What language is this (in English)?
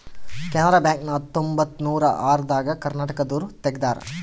Kannada